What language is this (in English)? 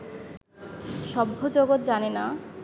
Bangla